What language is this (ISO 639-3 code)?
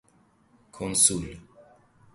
fas